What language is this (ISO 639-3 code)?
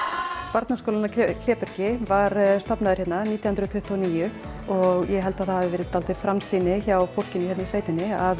isl